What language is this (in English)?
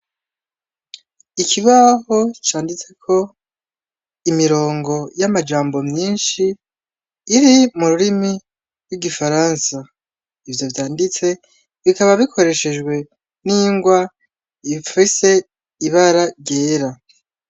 Rundi